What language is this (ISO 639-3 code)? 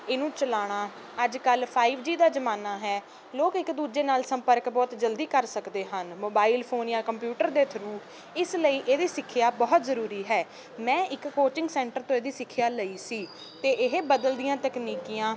pan